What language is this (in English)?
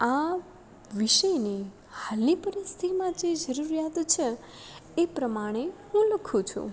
Gujarati